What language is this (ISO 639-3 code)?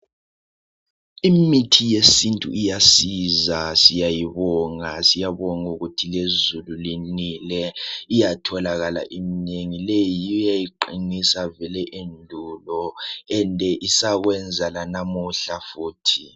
nde